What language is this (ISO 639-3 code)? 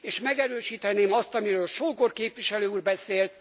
hun